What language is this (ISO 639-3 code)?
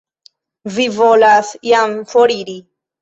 epo